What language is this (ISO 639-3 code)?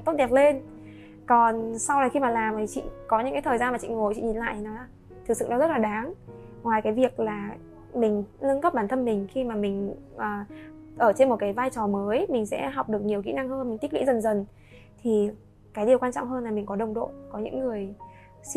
vie